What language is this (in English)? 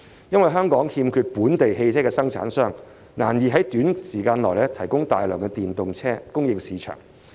Cantonese